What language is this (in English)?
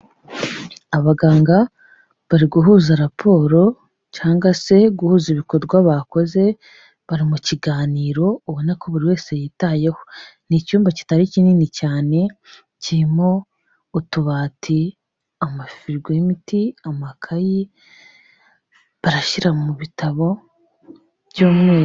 Kinyarwanda